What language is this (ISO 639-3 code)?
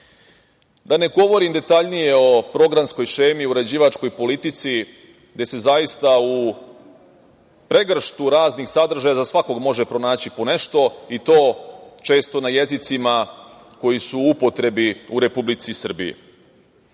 srp